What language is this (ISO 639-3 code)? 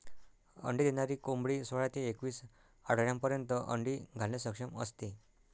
mar